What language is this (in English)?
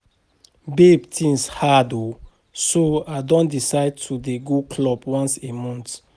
Nigerian Pidgin